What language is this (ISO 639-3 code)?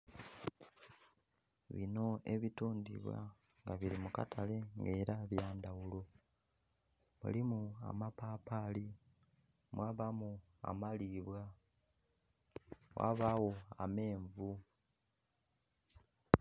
xog